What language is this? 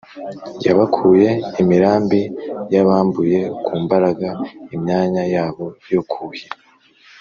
Kinyarwanda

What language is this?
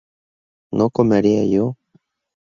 Spanish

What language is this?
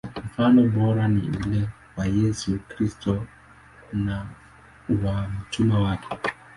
Swahili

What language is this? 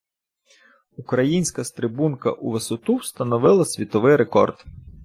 Ukrainian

